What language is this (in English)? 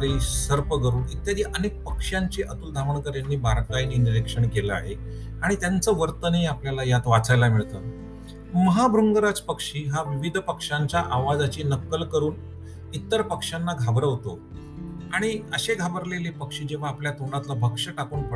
Marathi